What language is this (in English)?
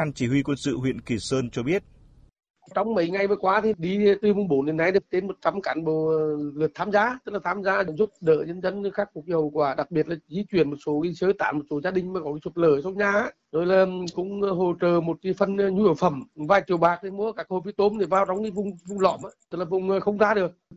Vietnamese